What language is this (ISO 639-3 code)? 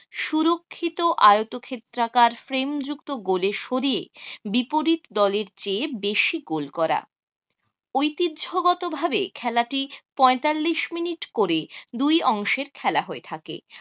ben